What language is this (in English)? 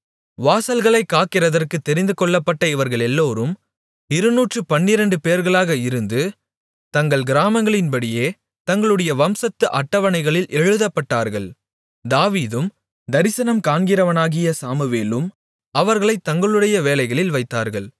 Tamil